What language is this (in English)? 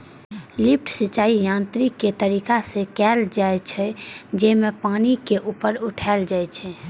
Maithili